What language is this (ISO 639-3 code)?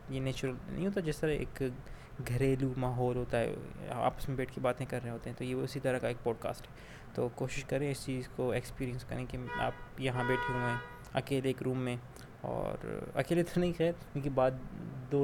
urd